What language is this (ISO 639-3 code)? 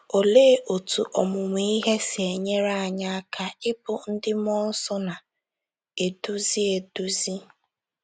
ibo